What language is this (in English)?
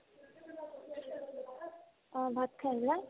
Assamese